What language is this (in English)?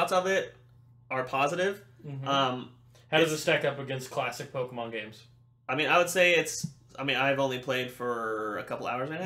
English